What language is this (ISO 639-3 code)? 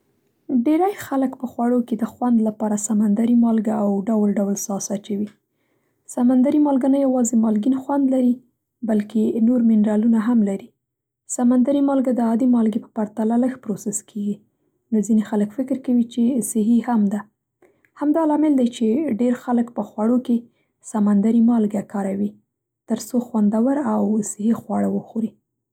pst